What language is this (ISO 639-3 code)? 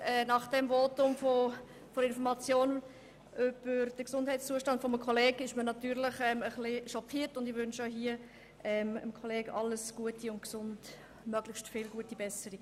gsw